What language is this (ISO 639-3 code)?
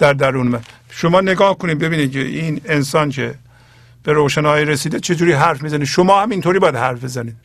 fas